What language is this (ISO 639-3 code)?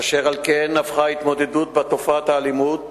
heb